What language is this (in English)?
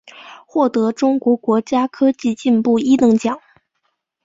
Chinese